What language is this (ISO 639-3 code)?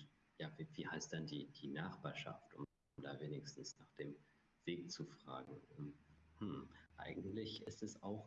deu